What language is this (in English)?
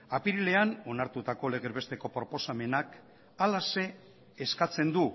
Basque